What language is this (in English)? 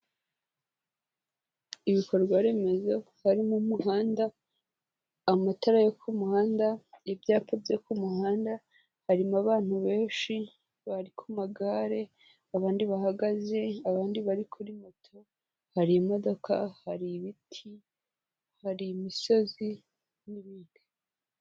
Kinyarwanda